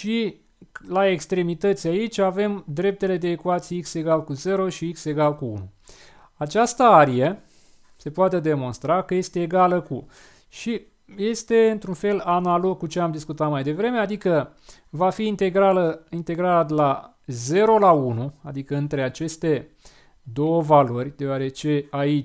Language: Romanian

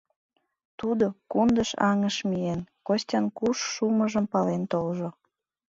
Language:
Mari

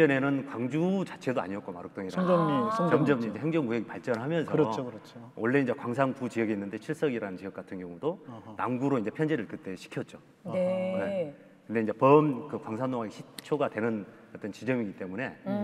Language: Korean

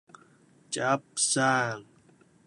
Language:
Cantonese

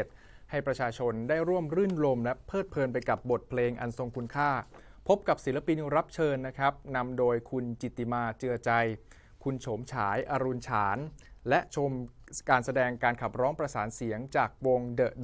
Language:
Thai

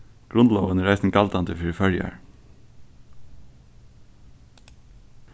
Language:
Faroese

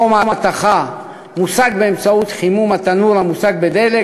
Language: Hebrew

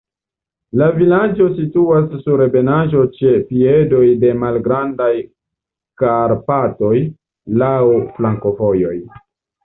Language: Esperanto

